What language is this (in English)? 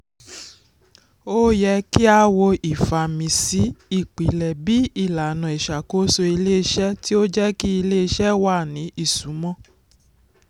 Yoruba